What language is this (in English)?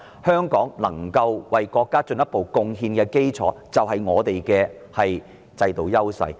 Cantonese